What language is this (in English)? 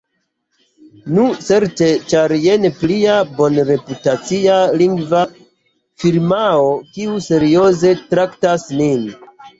Esperanto